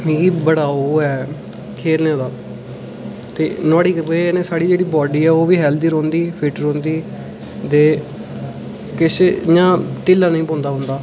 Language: Dogri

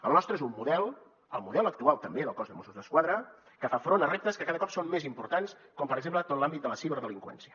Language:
Catalan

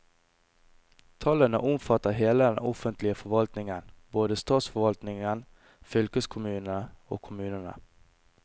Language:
Norwegian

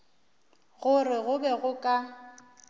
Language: Northern Sotho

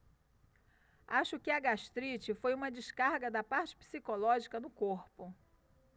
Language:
Portuguese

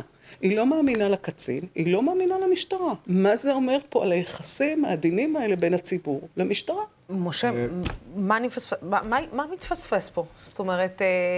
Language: Hebrew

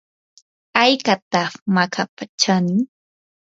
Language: Yanahuanca Pasco Quechua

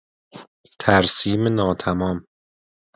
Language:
Persian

